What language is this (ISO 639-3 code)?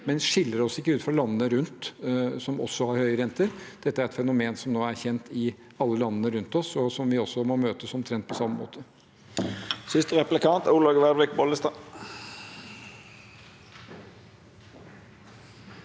nor